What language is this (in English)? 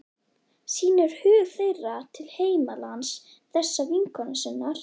Icelandic